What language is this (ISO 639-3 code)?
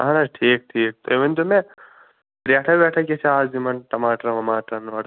kas